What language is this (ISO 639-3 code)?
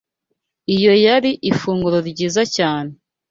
kin